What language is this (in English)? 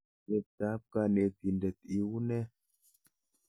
Kalenjin